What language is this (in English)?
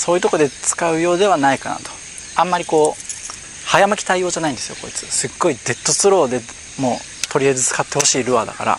Japanese